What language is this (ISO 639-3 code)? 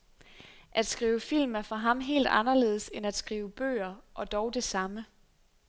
dan